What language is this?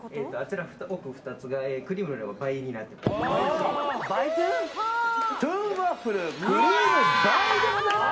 Japanese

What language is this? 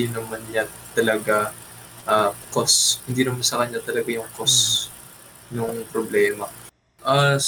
Filipino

